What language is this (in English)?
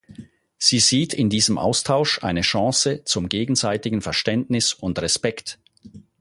German